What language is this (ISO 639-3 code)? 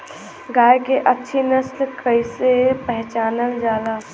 bho